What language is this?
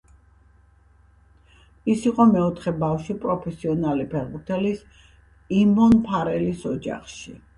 Georgian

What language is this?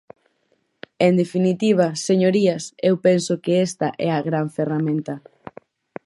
Galician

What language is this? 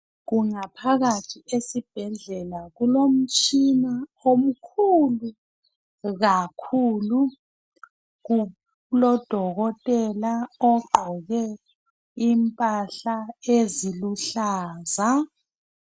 North Ndebele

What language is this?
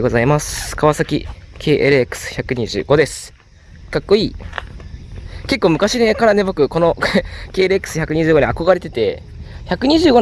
Japanese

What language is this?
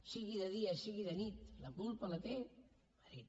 Catalan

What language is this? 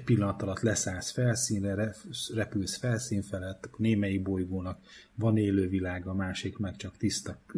Hungarian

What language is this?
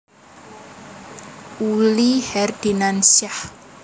Javanese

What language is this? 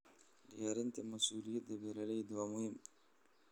Somali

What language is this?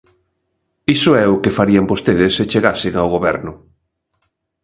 Galician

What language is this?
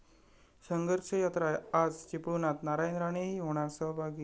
Marathi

